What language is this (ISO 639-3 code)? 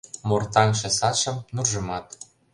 chm